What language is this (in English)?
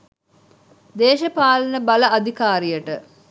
Sinhala